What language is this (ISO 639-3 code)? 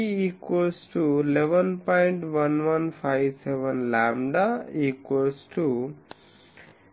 tel